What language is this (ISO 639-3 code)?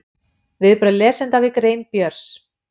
isl